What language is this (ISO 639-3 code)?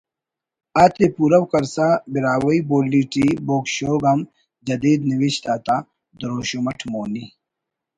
brh